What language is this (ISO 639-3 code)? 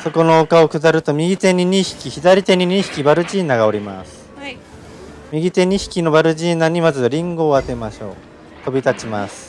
jpn